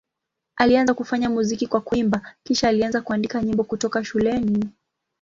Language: Swahili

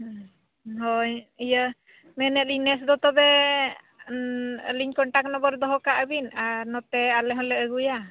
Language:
Santali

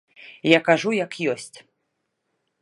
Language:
Belarusian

